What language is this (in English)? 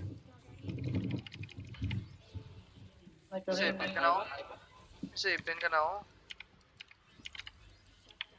Indonesian